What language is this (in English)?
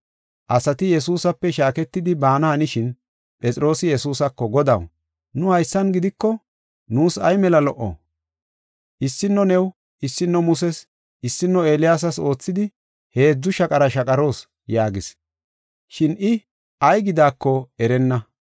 Gofa